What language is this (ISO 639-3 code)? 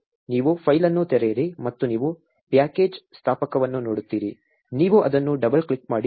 kan